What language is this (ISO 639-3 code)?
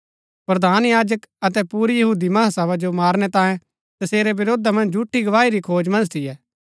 gbk